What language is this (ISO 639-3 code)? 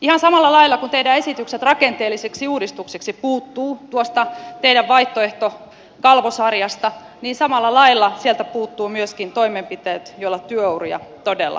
fin